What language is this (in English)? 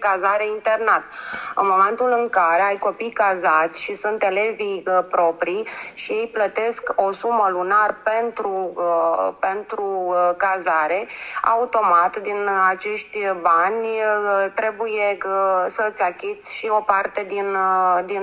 Romanian